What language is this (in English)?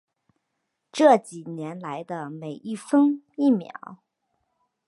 Chinese